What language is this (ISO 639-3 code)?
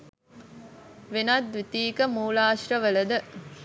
sin